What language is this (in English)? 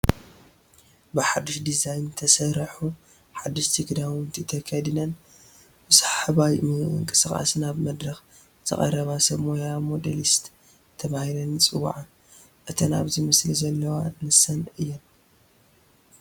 Tigrinya